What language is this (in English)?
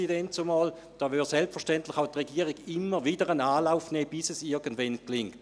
Swiss German